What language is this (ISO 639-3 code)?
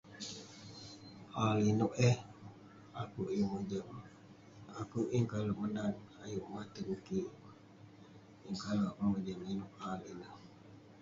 pne